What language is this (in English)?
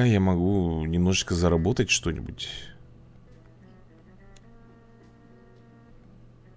Russian